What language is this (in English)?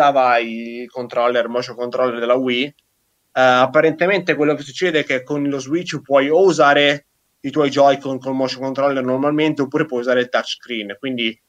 Italian